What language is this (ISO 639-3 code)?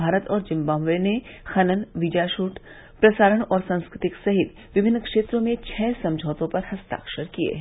hin